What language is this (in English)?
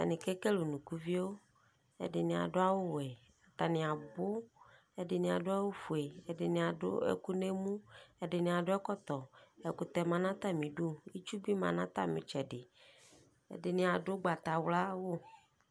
Ikposo